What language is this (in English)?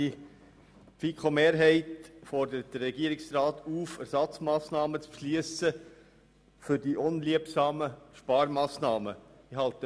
Swiss German